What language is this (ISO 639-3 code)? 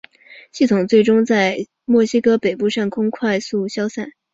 zho